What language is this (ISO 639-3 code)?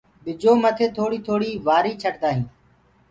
ggg